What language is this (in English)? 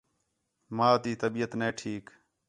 Khetrani